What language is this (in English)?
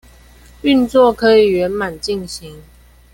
Chinese